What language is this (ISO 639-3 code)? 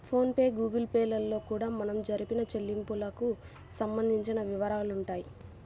tel